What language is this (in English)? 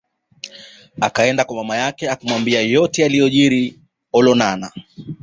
Swahili